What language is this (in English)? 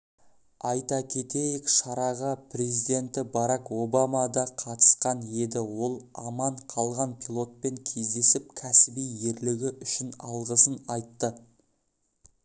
Kazakh